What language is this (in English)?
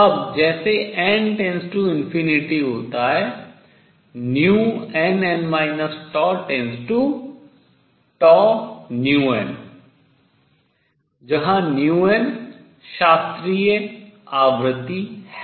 Hindi